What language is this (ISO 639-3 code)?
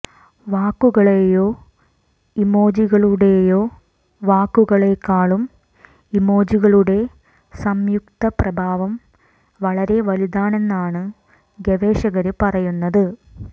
mal